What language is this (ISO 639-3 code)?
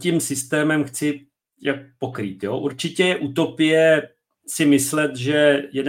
ces